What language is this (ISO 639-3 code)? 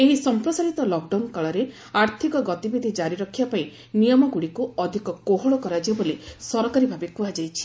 ori